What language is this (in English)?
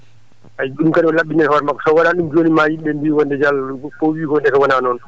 Fula